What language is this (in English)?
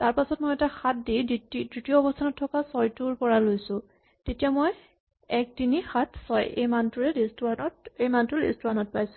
Assamese